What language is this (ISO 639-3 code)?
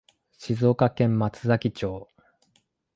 jpn